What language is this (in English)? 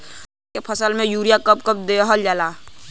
Bhojpuri